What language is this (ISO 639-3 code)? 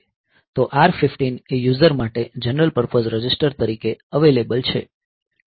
guj